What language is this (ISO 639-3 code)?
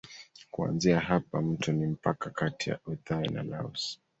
swa